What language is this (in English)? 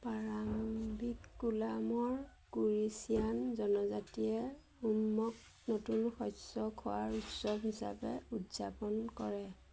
Assamese